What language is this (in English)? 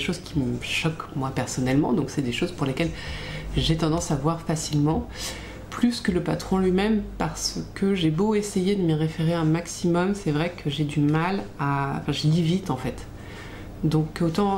French